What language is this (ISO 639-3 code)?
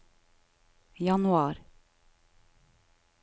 nor